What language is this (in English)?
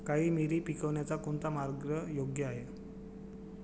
Marathi